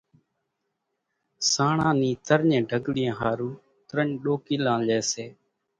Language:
Kachi Koli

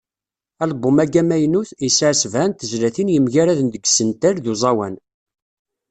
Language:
Kabyle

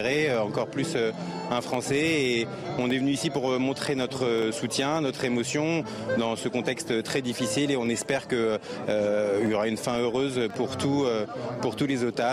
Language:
French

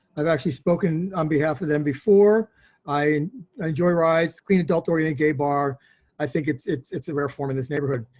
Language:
English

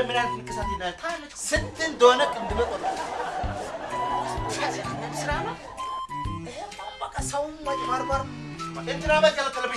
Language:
Amharic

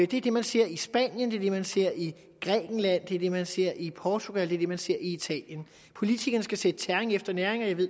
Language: Danish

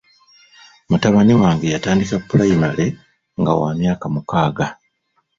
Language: Ganda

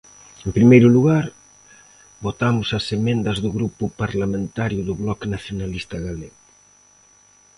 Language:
Galician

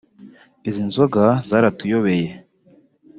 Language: Kinyarwanda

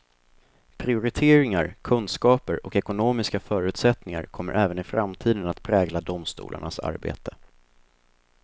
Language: Swedish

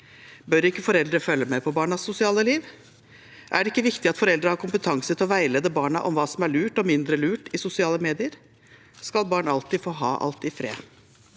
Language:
Norwegian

